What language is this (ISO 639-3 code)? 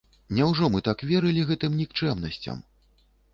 bel